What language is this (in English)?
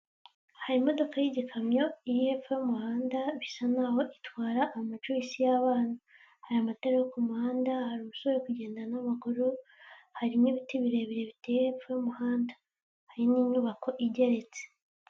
Kinyarwanda